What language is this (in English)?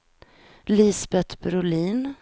Swedish